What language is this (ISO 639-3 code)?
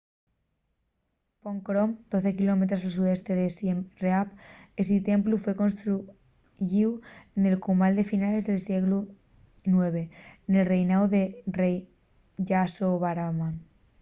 ast